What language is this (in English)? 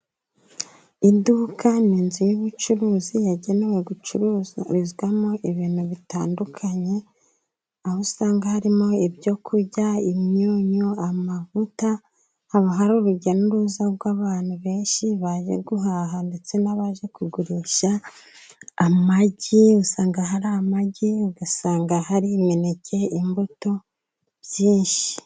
Kinyarwanda